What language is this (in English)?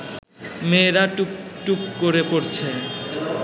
Bangla